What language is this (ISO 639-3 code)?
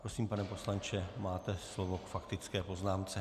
ces